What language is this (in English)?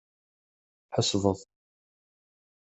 Kabyle